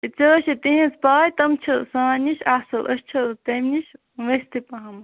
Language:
Kashmiri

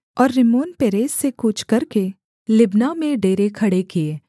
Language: Hindi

